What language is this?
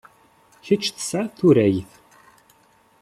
Kabyle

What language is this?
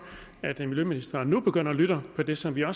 Danish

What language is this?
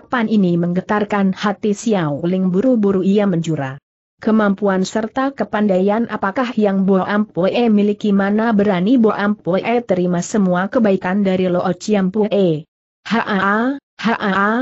Indonesian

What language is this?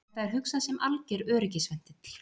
Icelandic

